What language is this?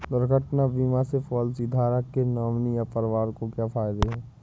Hindi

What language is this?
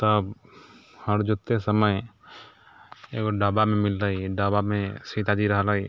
Maithili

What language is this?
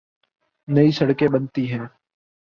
Urdu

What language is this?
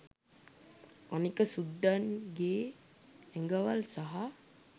Sinhala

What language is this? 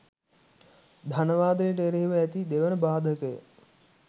Sinhala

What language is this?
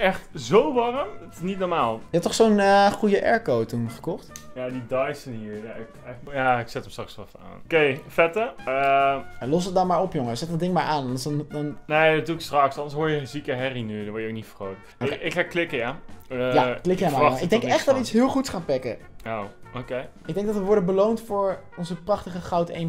Dutch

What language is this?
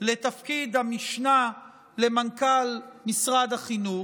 Hebrew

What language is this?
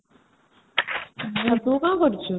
Odia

